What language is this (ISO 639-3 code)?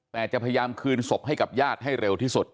tha